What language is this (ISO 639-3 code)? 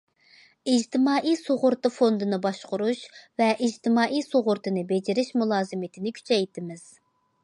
uig